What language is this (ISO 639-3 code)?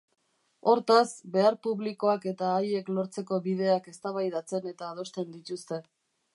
eus